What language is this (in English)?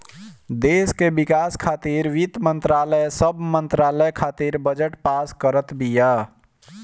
Bhojpuri